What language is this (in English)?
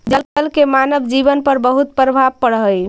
Magahi